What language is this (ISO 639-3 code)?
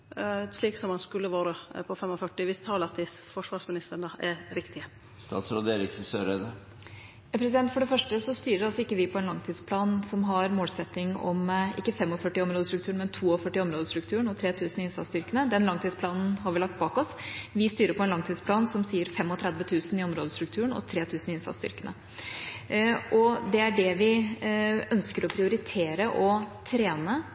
nor